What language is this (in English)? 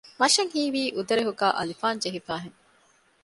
Divehi